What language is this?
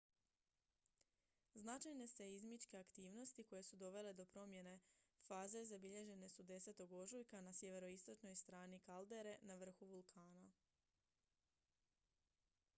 Croatian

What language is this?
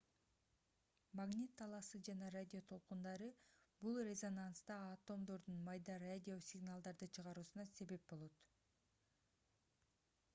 Kyrgyz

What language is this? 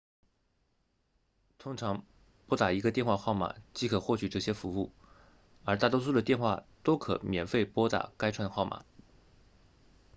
Chinese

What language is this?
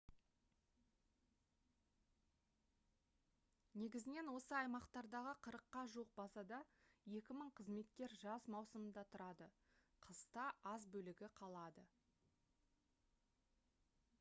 Kazakh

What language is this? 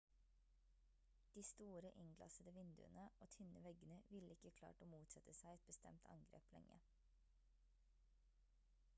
Norwegian Bokmål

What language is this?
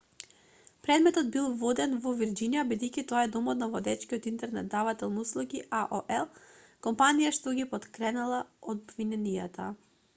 Macedonian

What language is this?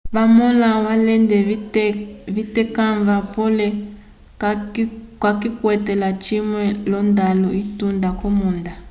Umbundu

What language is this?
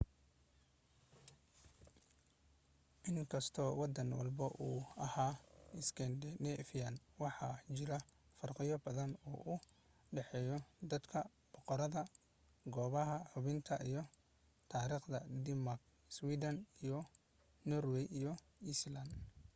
Somali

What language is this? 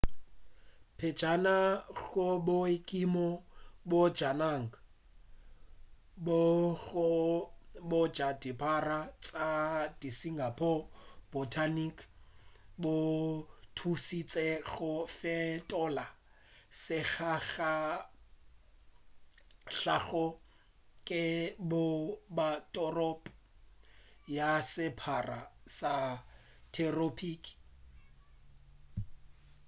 Northern Sotho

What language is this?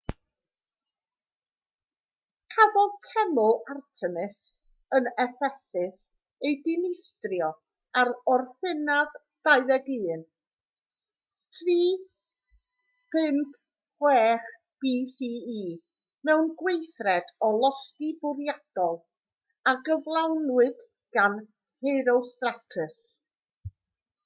Welsh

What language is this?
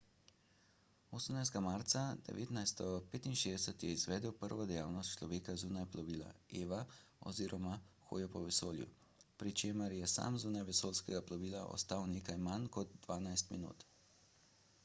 Slovenian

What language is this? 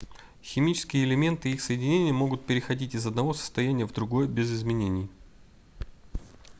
Russian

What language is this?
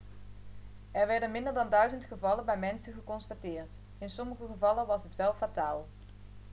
Dutch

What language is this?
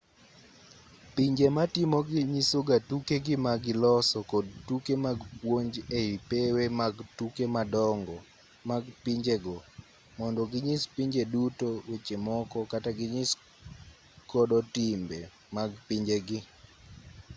Luo (Kenya and Tanzania)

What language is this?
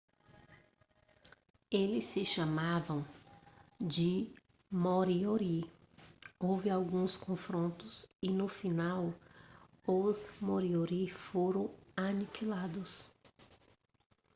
Portuguese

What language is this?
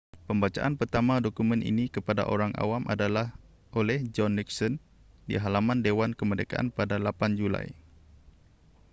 Malay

